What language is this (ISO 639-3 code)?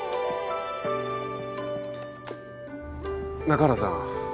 jpn